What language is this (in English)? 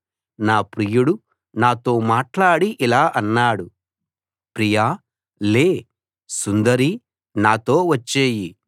Telugu